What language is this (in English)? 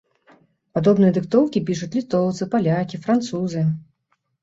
Belarusian